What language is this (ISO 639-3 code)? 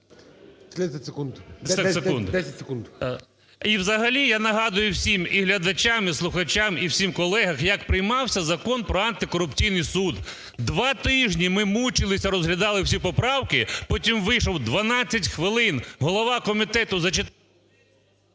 ukr